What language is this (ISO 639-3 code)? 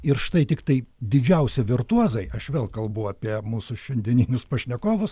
lit